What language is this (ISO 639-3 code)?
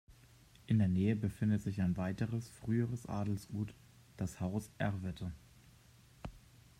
deu